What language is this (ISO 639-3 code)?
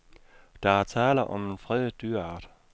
dan